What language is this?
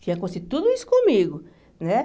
Portuguese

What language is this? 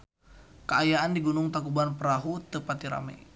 Sundanese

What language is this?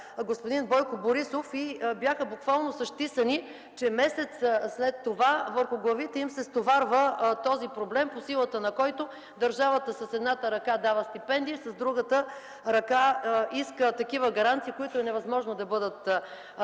Bulgarian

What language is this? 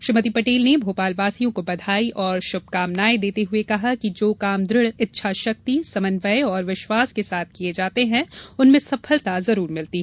Hindi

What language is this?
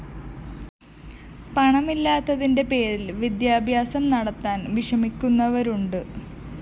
Malayalam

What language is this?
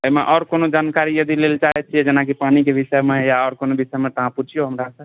Maithili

